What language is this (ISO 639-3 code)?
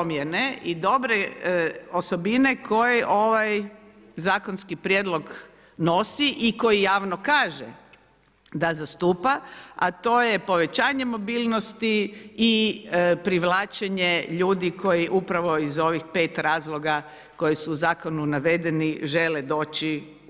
hrv